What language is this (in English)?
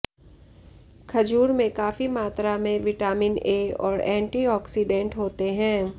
Hindi